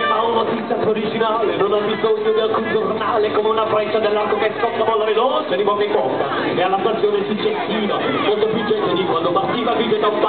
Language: Italian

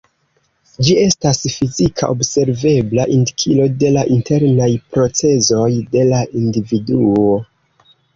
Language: Esperanto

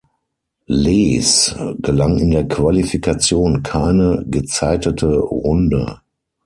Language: German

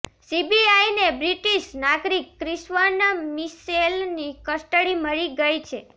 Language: Gujarati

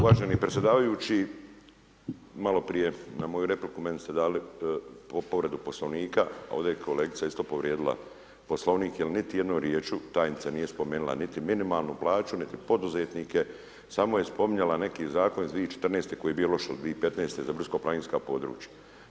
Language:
Croatian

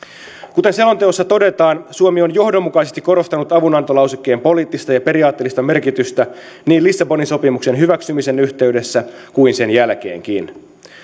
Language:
Finnish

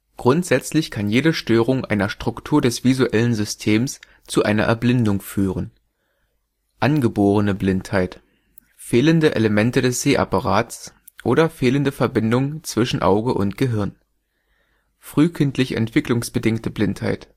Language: German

